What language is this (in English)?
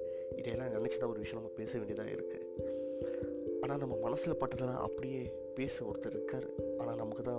Tamil